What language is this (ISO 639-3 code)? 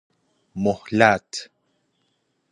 fas